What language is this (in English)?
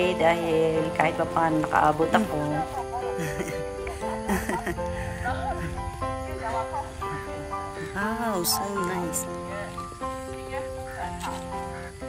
Filipino